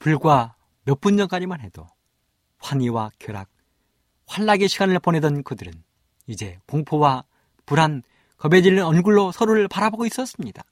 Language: Korean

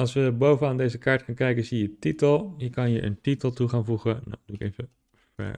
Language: Dutch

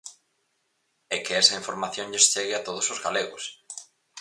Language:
Galician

